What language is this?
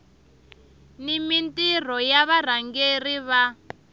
Tsonga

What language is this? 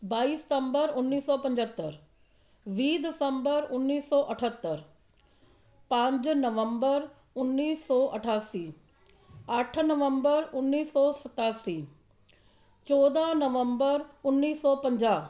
Punjabi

